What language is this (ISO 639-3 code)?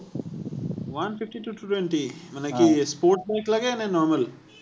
asm